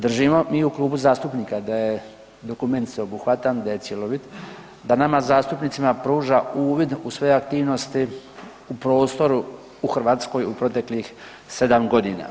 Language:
Croatian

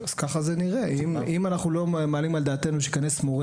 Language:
Hebrew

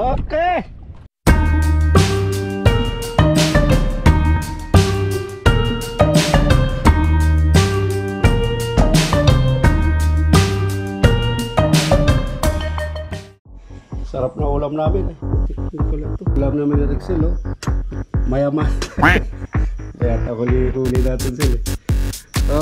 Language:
Filipino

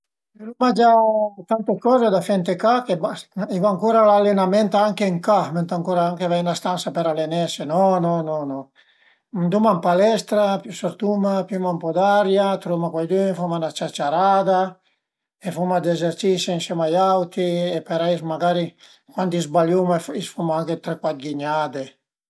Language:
Piedmontese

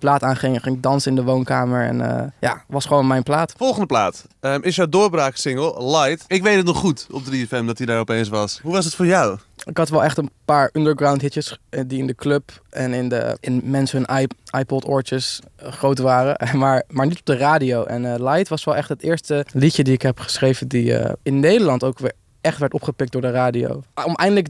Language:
Dutch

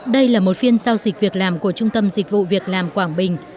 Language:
Vietnamese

